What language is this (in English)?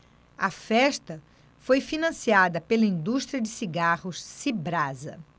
Portuguese